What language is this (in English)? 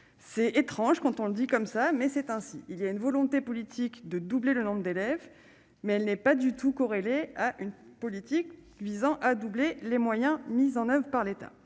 French